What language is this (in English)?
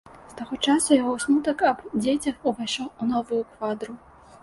Belarusian